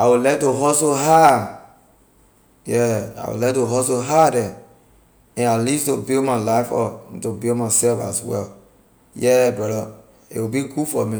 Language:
Liberian English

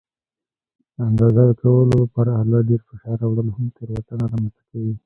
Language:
Pashto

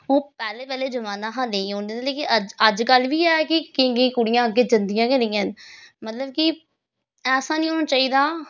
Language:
Dogri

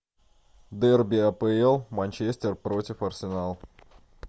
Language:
Russian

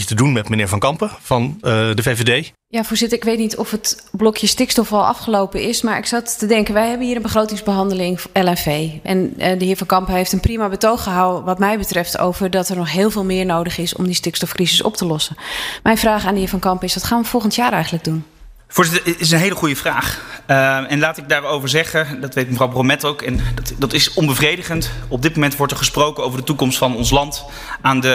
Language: Dutch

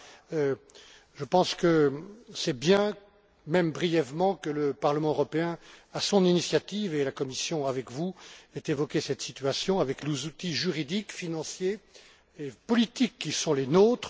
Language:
French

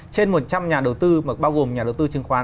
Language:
Vietnamese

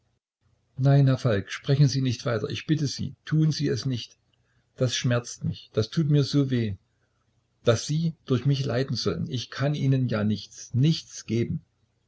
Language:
German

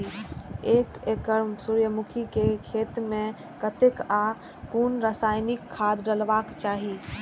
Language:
Maithili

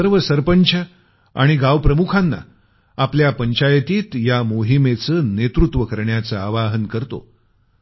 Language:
Marathi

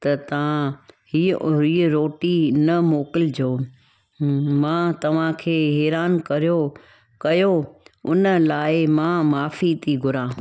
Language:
Sindhi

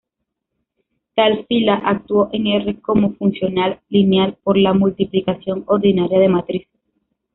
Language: Spanish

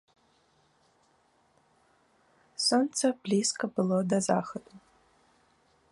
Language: Belarusian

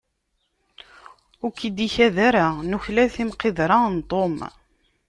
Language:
Kabyle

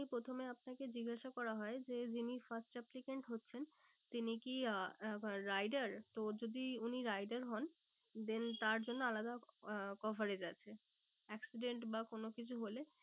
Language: Bangla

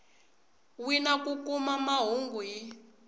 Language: Tsonga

